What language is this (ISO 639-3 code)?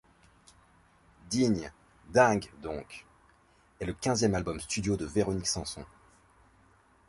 fra